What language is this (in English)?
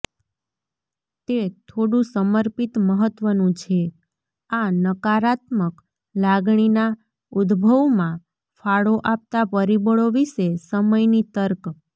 Gujarati